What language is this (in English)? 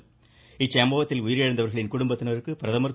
Tamil